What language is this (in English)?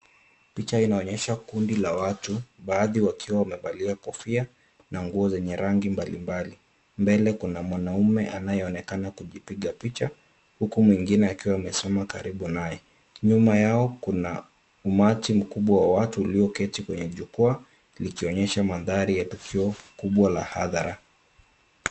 Swahili